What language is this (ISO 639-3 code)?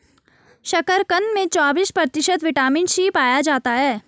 hin